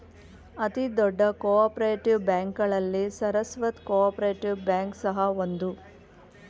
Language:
Kannada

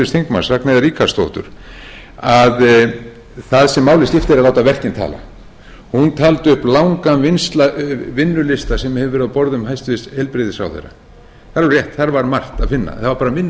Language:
Icelandic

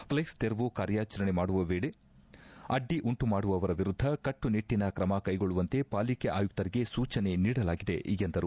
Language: Kannada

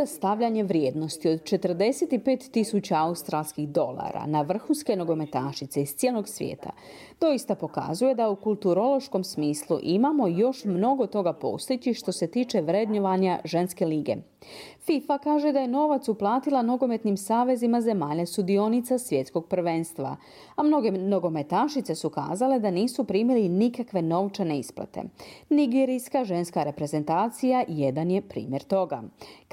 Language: Croatian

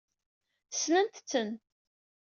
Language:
Kabyle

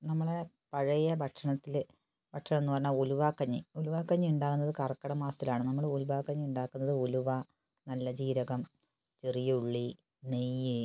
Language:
Malayalam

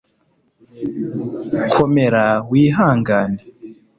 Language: Kinyarwanda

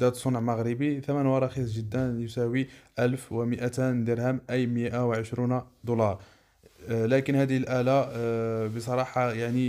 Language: Arabic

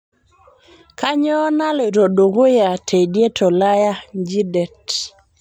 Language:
Masai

